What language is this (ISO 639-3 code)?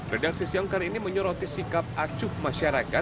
ind